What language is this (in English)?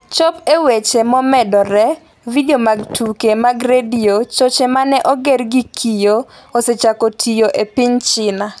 Luo (Kenya and Tanzania)